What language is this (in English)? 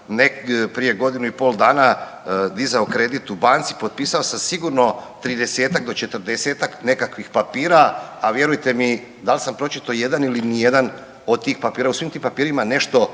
Croatian